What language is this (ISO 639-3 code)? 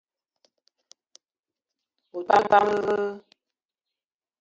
eto